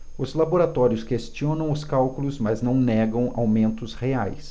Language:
Portuguese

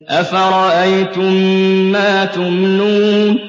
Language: Arabic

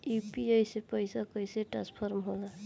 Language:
Bhojpuri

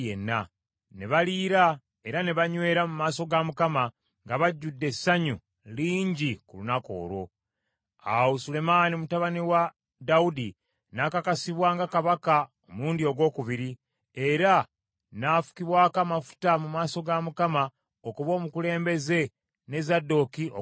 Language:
Ganda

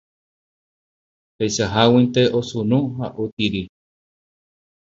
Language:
Guarani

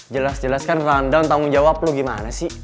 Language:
Indonesian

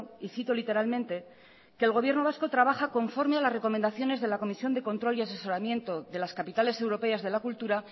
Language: Spanish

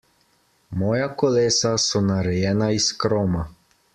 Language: Slovenian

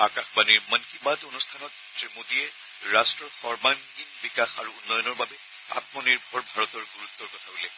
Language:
Assamese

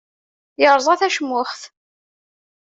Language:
Kabyle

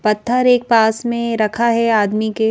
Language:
Hindi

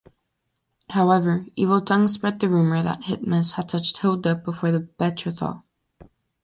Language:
English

